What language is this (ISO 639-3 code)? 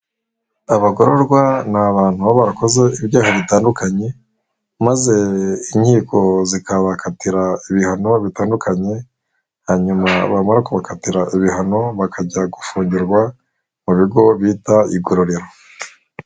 kin